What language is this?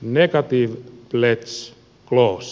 Finnish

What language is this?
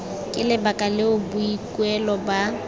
Tswana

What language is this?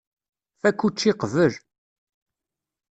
Kabyle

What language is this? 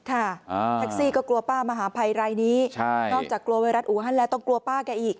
Thai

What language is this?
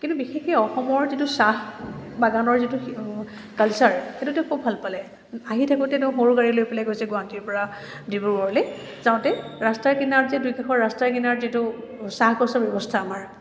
Assamese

